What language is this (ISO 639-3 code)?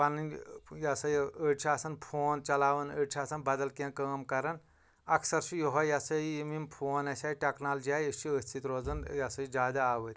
kas